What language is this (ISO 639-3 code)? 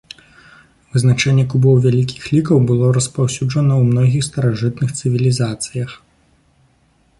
bel